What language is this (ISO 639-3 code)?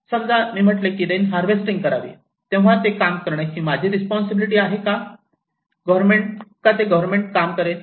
mar